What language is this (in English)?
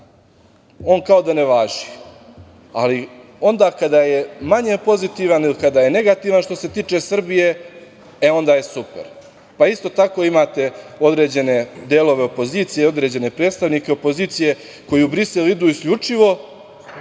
Serbian